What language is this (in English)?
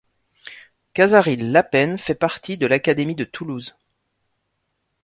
French